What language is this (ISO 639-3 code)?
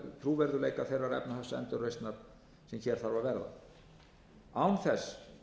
isl